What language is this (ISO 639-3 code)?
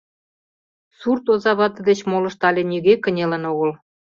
chm